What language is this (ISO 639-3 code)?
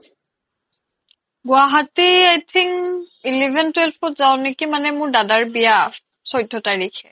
asm